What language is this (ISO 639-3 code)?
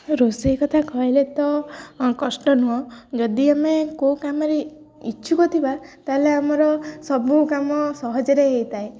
ori